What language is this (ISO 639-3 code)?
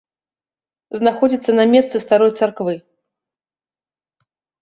bel